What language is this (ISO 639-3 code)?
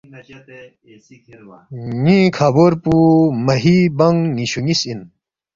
bft